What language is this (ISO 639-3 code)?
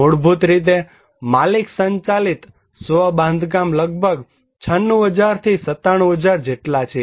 guj